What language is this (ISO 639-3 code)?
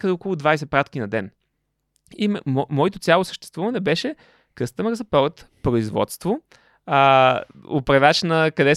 bul